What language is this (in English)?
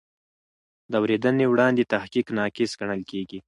Pashto